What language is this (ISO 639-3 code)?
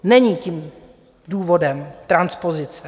ces